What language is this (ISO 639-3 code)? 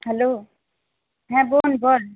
ben